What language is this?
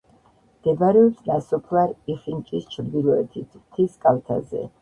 Georgian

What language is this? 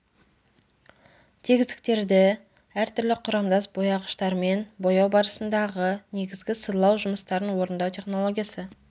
Kazakh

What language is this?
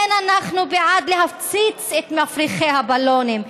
Hebrew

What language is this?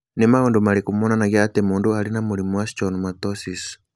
Kikuyu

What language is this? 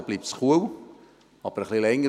Swiss German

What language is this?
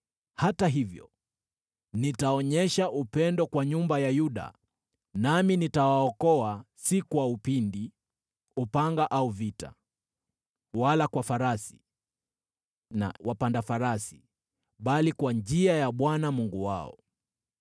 Swahili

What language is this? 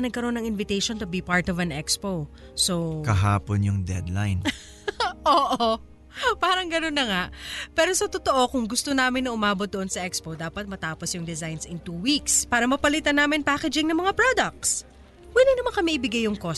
Filipino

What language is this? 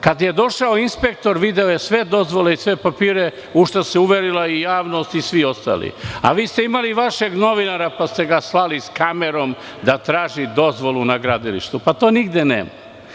Serbian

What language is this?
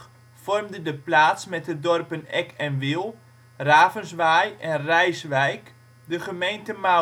Dutch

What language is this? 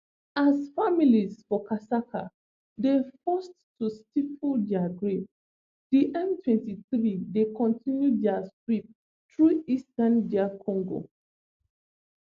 Nigerian Pidgin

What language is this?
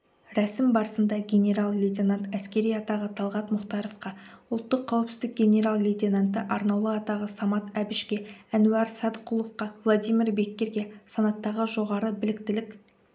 Kazakh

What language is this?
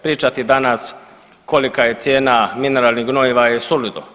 Croatian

